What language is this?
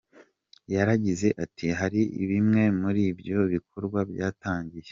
Kinyarwanda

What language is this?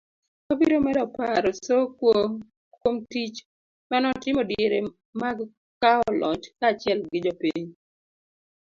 Luo (Kenya and Tanzania)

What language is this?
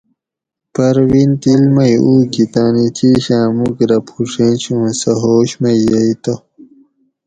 Gawri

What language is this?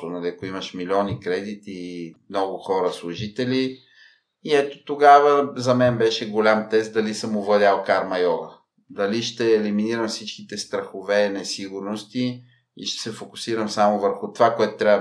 Bulgarian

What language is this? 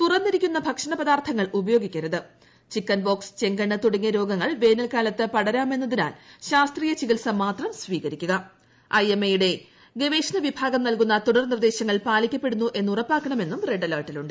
Malayalam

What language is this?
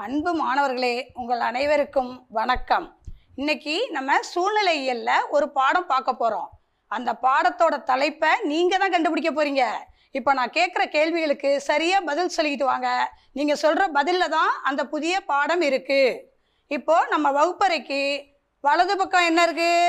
Tamil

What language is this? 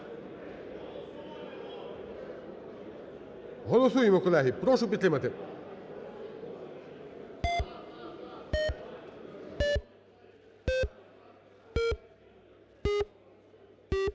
Ukrainian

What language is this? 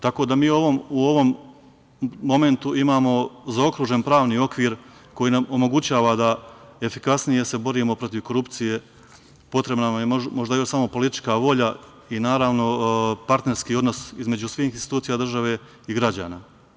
Serbian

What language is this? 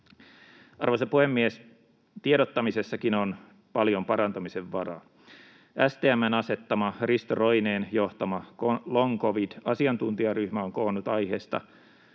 Finnish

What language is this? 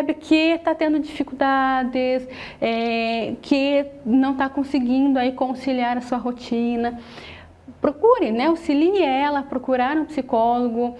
Portuguese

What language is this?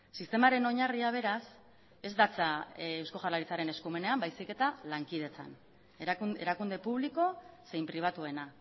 Basque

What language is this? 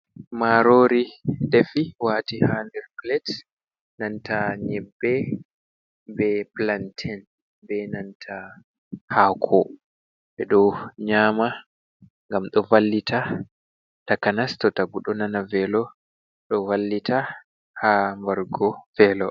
Fula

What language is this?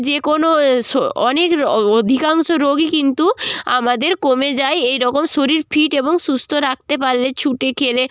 Bangla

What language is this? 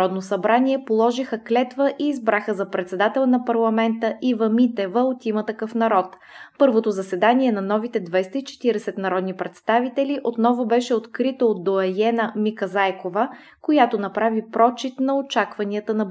Bulgarian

